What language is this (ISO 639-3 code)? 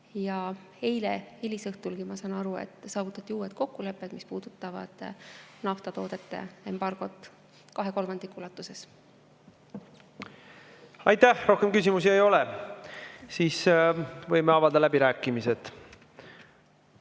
est